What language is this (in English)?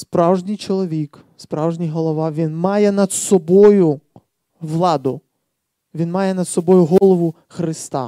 Ukrainian